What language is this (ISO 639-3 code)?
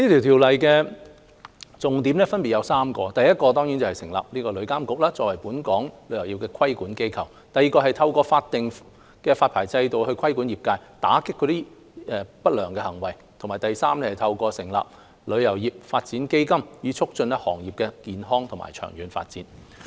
yue